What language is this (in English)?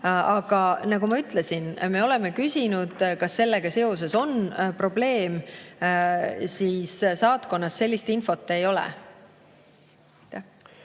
Estonian